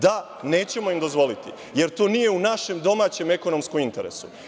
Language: Serbian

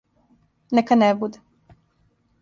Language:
Serbian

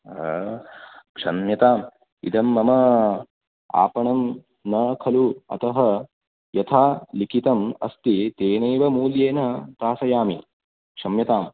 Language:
Sanskrit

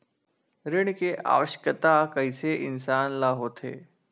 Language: Chhattisgarhi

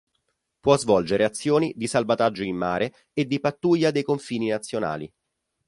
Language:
Italian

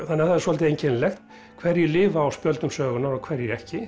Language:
Icelandic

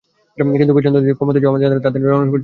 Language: Bangla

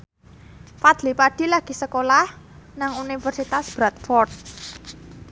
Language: Javanese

